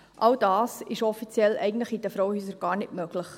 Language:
Swiss German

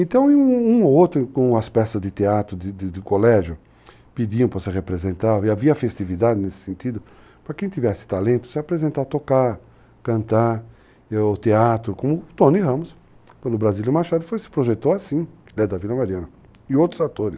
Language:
Portuguese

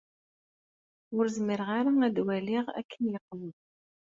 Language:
Kabyle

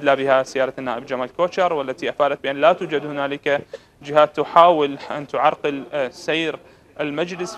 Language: Arabic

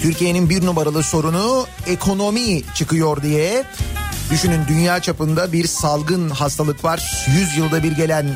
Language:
Turkish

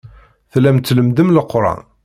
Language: Kabyle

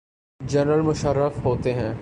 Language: Urdu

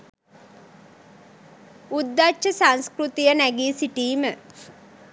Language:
Sinhala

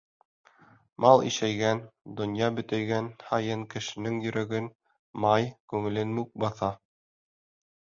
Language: Bashkir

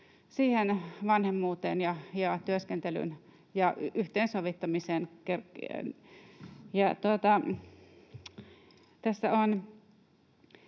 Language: Finnish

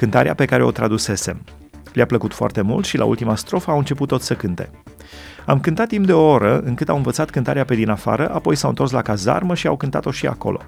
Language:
Romanian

